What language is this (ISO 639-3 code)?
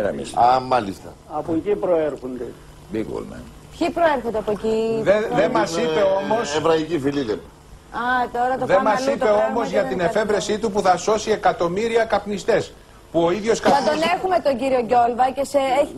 ell